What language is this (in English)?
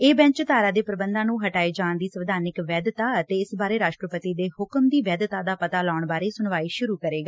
Punjabi